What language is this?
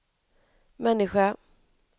Swedish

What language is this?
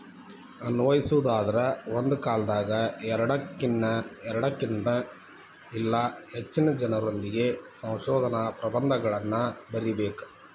Kannada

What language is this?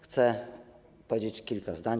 Polish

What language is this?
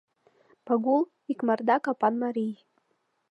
Mari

